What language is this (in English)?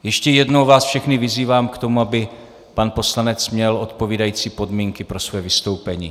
Czech